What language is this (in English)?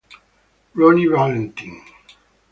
Italian